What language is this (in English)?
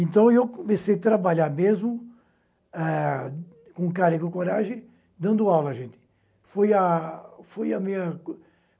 Portuguese